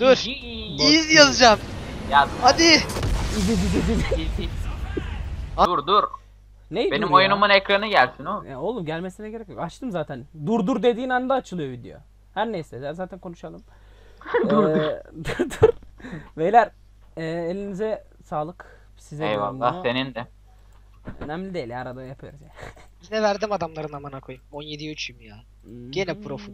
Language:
Turkish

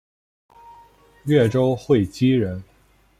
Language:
Chinese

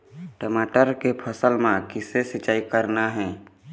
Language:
Chhattisgarhi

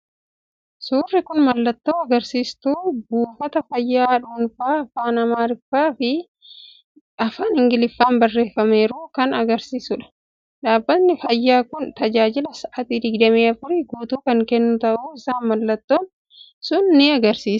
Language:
Oromo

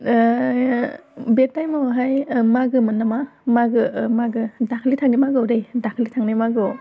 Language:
Bodo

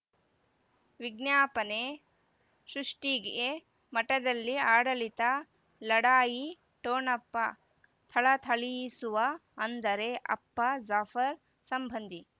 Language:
Kannada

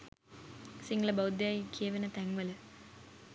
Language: Sinhala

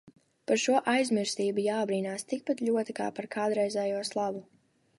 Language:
Latvian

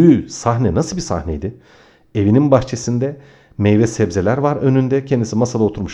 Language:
Turkish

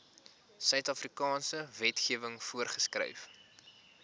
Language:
Afrikaans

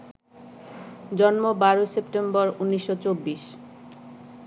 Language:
Bangla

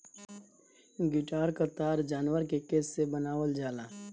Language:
Bhojpuri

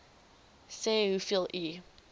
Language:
Afrikaans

